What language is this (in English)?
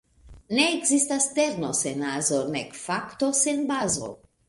Esperanto